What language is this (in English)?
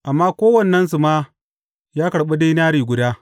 Hausa